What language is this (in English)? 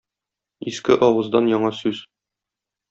Tatar